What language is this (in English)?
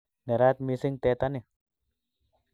Kalenjin